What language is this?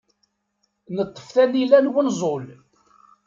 Kabyle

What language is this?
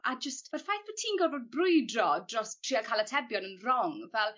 Welsh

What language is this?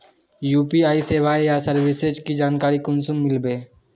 Magahi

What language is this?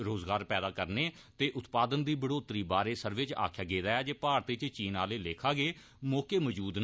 Dogri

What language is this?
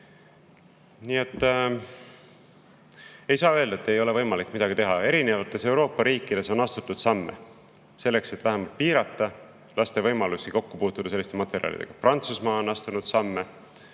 Estonian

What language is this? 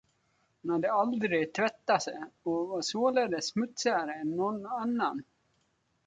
Swedish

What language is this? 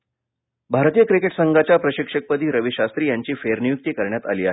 Marathi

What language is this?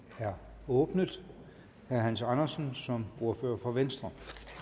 Danish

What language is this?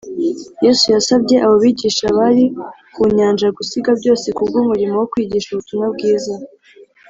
Kinyarwanda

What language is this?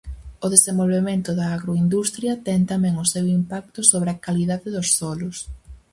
Galician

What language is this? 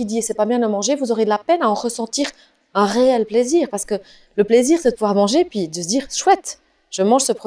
French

